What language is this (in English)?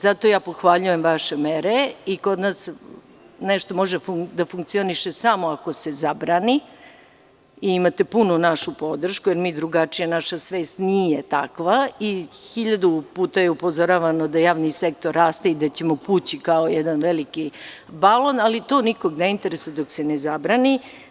Serbian